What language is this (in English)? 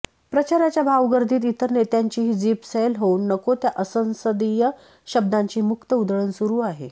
Marathi